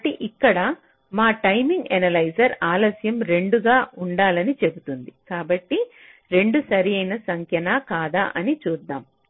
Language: Telugu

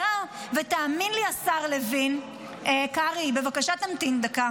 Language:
Hebrew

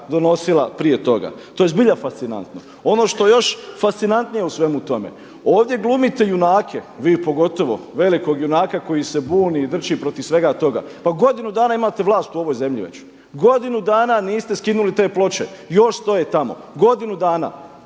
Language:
Croatian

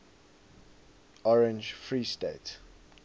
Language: English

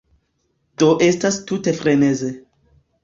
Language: Esperanto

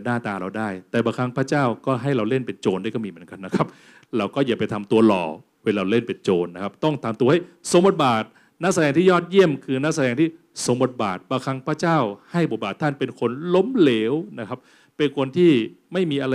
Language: Thai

